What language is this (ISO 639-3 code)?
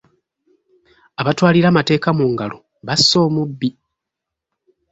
lug